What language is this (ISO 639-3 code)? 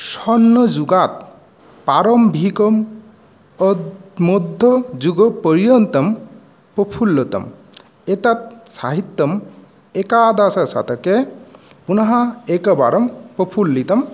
san